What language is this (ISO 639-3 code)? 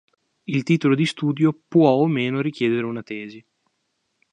ita